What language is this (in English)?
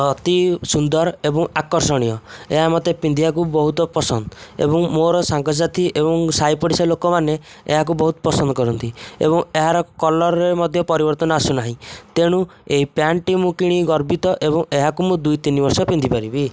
Odia